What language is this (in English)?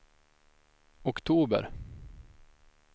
Swedish